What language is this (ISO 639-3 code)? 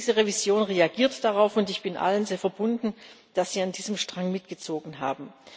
deu